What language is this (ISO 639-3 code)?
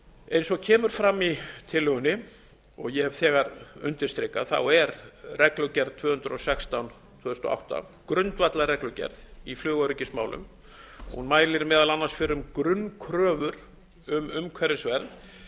isl